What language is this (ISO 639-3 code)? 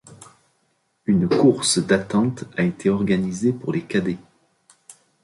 fra